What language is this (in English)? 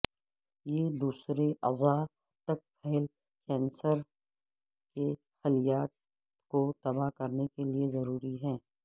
Urdu